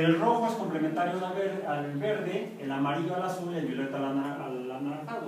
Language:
Spanish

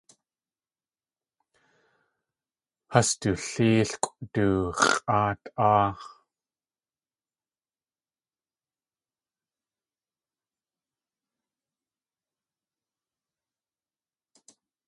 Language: Tlingit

